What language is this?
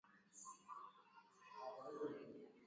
Swahili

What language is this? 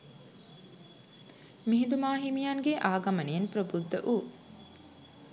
Sinhala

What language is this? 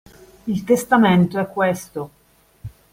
Italian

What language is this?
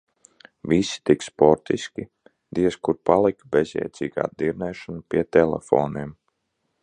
Latvian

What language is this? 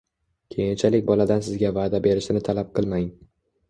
Uzbek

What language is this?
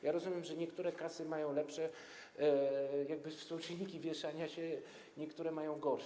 Polish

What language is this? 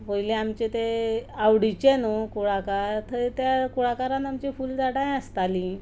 Konkani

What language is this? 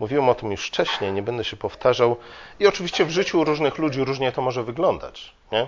Polish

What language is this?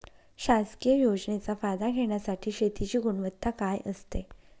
Marathi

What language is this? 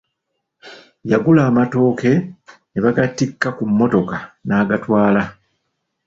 Ganda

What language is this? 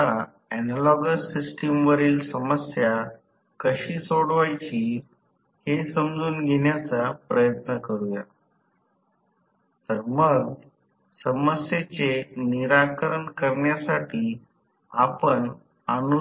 Marathi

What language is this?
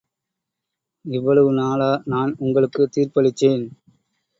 Tamil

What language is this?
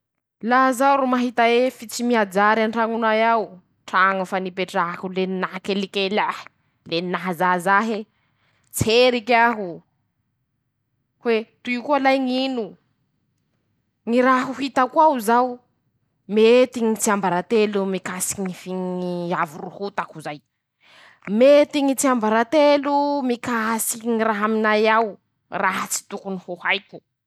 Masikoro Malagasy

